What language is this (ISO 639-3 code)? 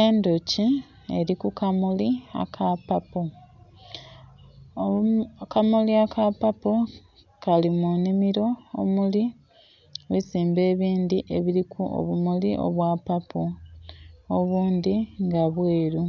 xog